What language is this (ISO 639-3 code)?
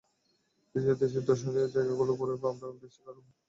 ben